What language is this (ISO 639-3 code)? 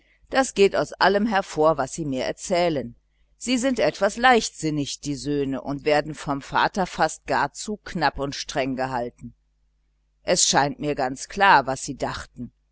deu